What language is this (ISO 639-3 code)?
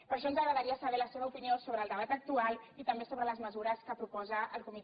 cat